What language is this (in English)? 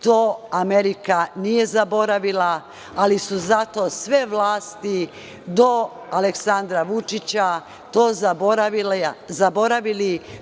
Serbian